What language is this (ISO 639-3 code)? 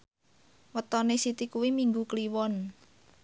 jav